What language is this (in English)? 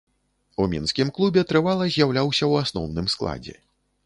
Belarusian